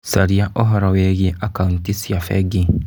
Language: Kikuyu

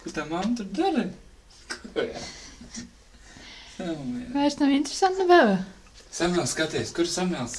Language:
Dutch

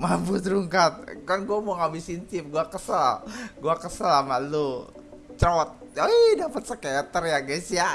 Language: Indonesian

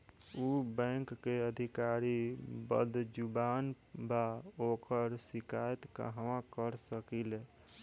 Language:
Bhojpuri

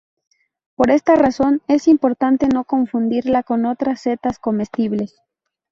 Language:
Spanish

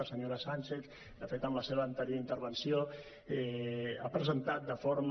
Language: Catalan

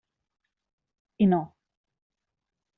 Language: Catalan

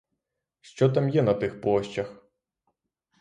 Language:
Ukrainian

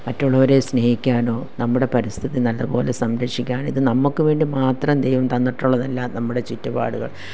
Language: Malayalam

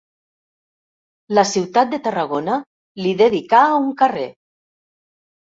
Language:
Catalan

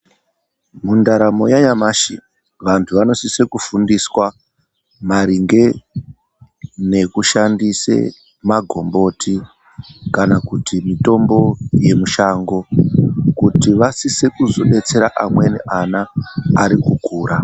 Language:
Ndau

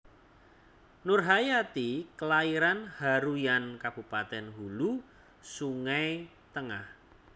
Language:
Javanese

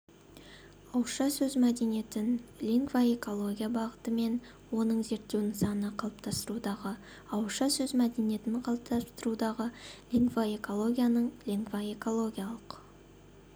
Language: Kazakh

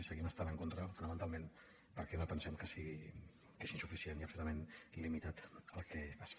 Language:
Catalan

